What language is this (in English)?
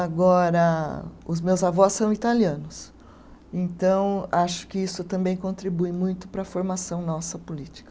Portuguese